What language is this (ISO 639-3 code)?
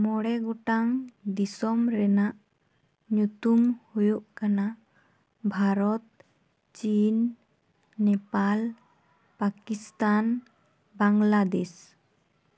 sat